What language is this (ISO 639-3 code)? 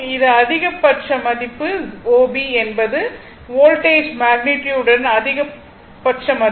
tam